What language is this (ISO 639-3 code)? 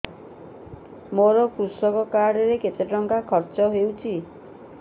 ori